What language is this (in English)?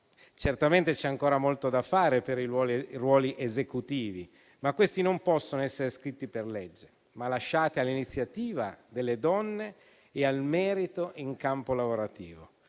Italian